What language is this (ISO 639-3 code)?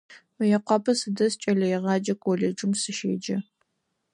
ady